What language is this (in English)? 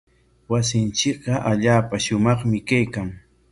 Corongo Ancash Quechua